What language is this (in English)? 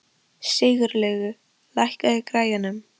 Icelandic